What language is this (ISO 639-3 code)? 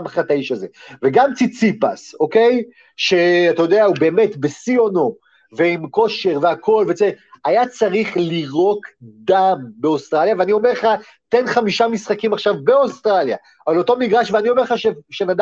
heb